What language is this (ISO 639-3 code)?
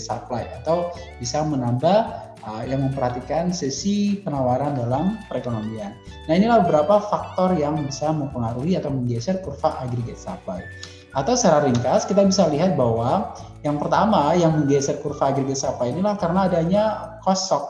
ind